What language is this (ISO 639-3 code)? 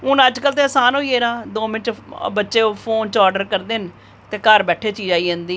doi